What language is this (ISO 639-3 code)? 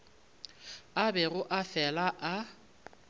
nso